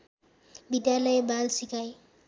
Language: Nepali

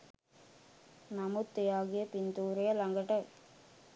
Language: Sinhala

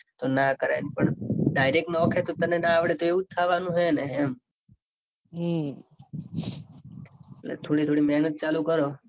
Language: Gujarati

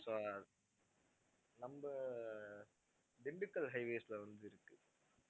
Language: Tamil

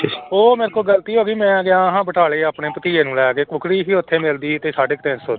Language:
Punjabi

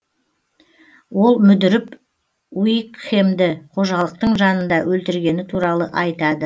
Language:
Kazakh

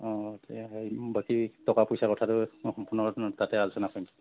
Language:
Assamese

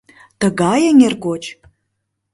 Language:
Mari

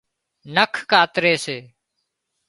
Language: Wadiyara Koli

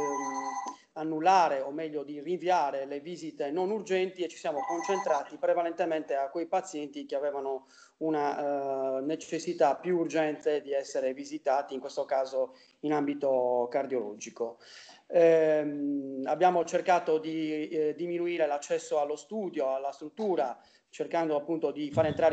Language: Italian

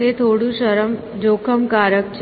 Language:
Gujarati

